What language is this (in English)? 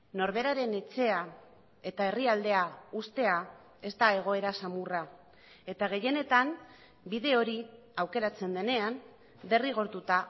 Basque